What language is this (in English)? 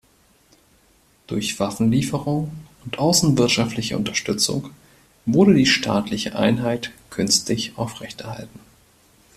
German